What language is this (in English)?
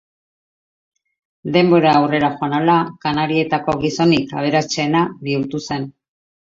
Basque